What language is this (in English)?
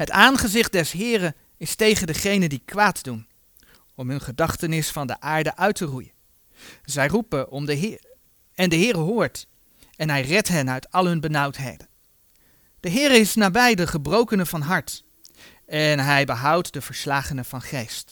Dutch